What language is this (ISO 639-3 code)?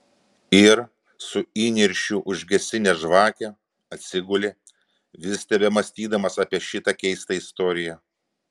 lit